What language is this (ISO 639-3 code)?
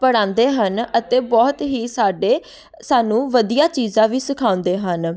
pan